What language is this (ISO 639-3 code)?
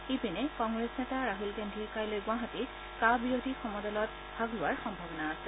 asm